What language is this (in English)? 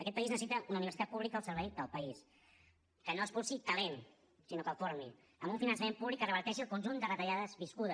Catalan